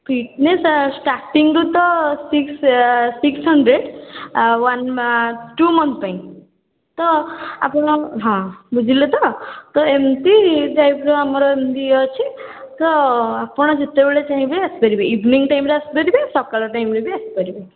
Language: Odia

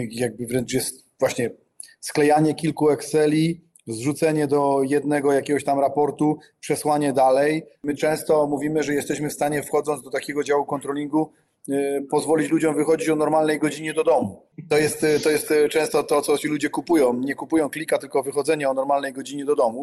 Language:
Polish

